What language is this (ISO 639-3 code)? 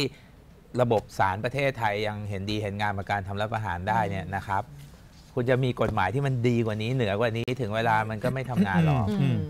tha